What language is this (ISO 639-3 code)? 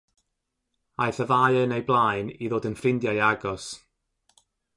cym